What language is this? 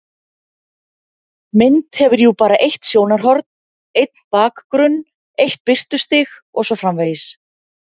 Icelandic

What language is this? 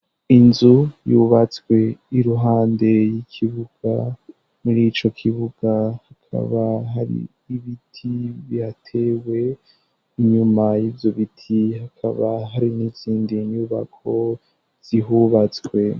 Rundi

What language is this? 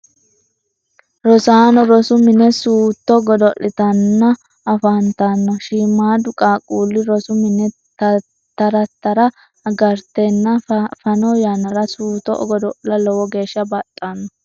Sidamo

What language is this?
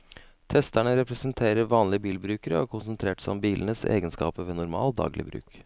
Norwegian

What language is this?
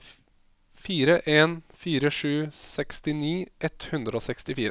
Norwegian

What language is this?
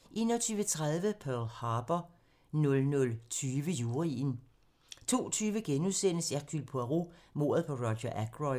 Danish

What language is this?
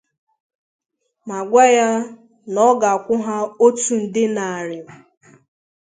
Igbo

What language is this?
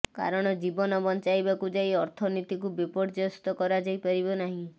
Odia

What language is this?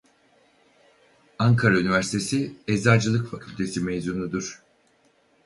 Turkish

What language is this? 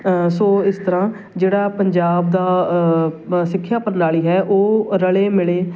Punjabi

